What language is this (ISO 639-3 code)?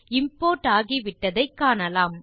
tam